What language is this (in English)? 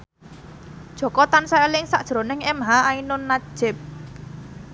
Javanese